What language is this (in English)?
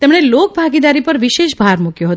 Gujarati